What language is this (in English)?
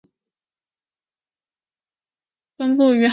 Chinese